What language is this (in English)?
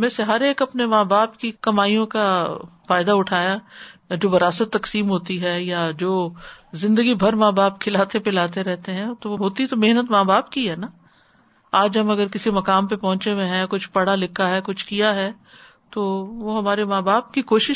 Urdu